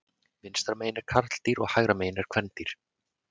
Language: Icelandic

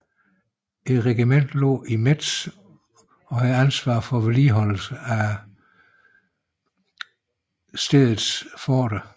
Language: Danish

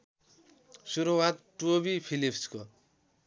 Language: Nepali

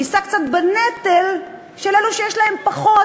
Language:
Hebrew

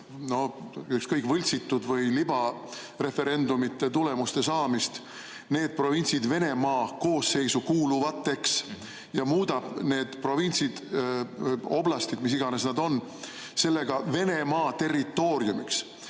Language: Estonian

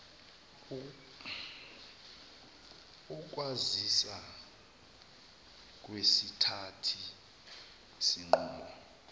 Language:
Zulu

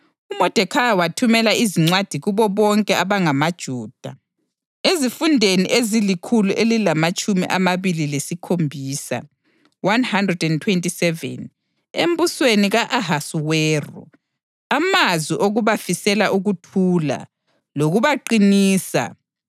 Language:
North Ndebele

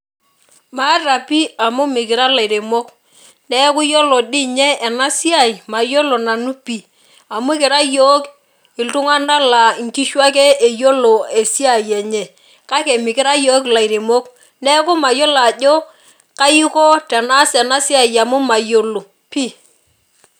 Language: Masai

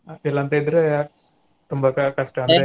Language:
Kannada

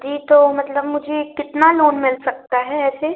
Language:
Hindi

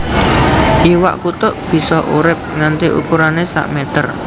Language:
Javanese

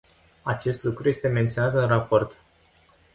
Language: Romanian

